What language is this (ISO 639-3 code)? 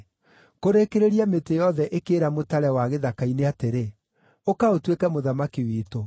kik